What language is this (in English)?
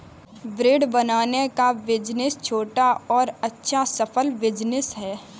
Hindi